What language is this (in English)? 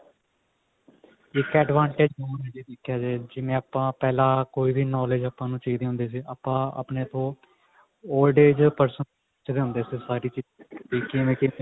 Punjabi